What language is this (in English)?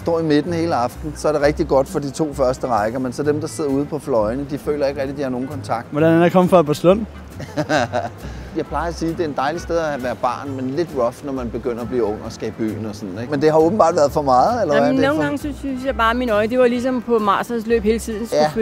Danish